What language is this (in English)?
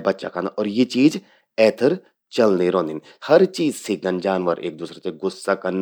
Garhwali